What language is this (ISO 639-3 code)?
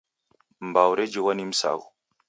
dav